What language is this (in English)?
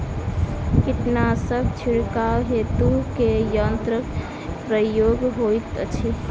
Maithili